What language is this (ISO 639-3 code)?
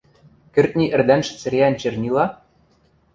mrj